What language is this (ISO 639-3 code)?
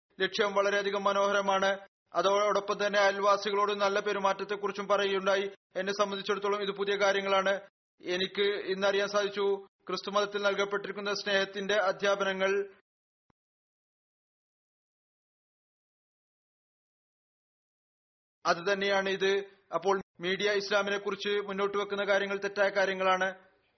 mal